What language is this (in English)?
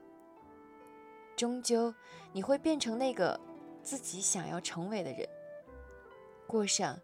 Chinese